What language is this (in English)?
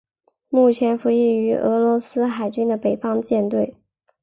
Chinese